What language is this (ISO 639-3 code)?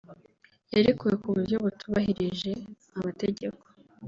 kin